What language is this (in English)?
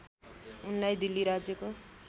Nepali